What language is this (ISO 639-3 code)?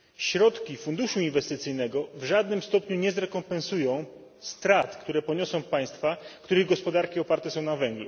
pol